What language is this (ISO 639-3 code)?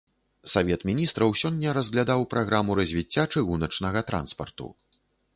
bel